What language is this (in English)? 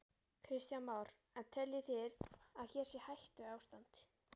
Icelandic